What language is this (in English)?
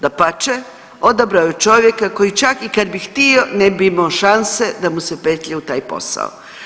Croatian